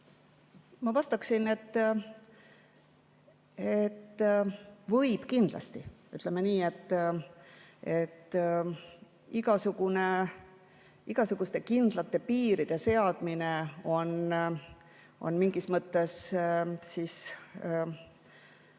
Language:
Estonian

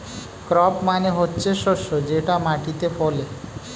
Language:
Bangla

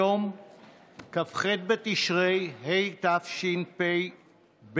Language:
Hebrew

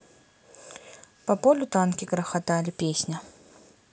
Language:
Russian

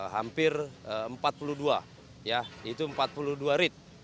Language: Indonesian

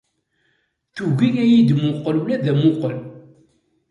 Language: Kabyle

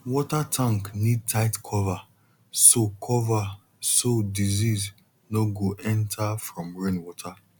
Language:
Nigerian Pidgin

